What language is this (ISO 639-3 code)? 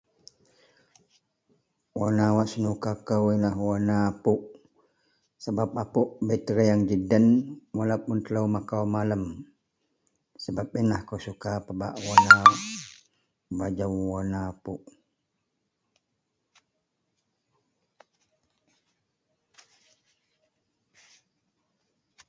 mel